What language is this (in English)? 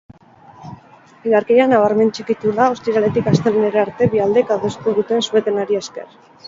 Basque